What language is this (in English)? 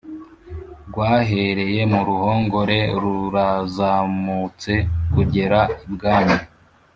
Kinyarwanda